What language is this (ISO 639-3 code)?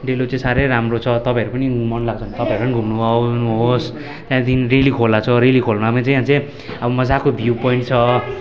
nep